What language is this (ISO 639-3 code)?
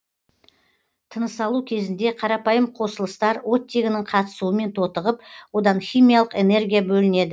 kaz